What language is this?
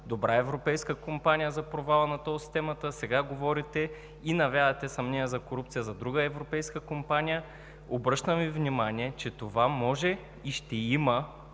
Bulgarian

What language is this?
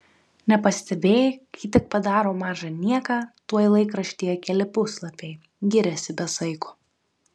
Lithuanian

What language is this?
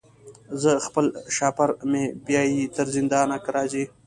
Pashto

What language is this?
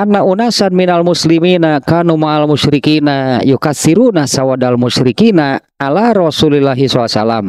Indonesian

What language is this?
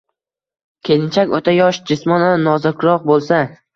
Uzbek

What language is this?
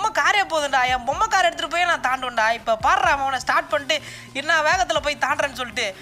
Romanian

